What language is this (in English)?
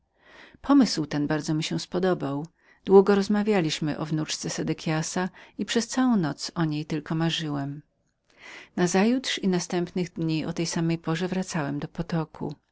Polish